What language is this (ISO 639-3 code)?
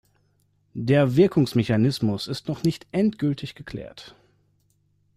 deu